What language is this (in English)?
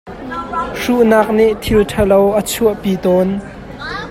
Hakha Chin